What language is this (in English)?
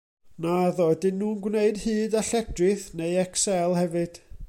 Welsh